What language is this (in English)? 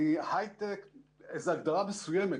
Hebrew